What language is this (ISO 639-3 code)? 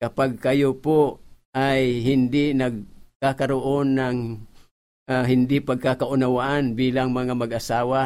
fil